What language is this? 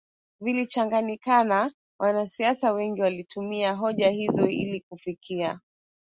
Swahili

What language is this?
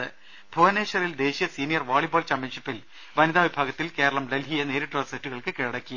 Malayalam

